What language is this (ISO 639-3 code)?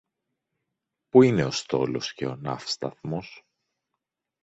ell